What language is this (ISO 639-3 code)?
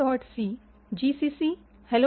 mar